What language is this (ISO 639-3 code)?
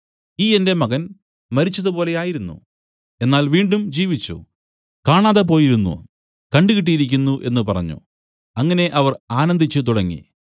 mal